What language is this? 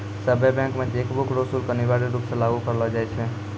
Maithili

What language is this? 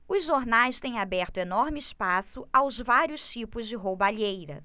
Portuguese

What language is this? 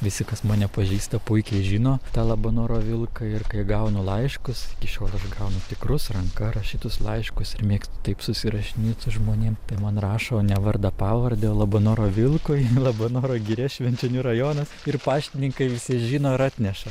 Lithuanian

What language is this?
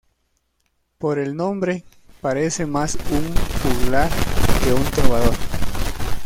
Spanish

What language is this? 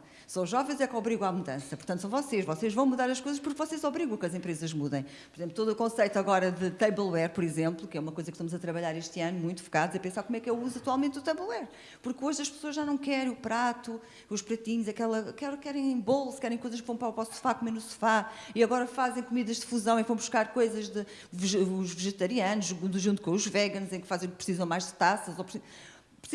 Portuguese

